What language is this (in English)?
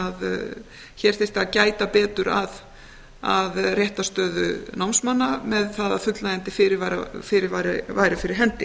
Icelandic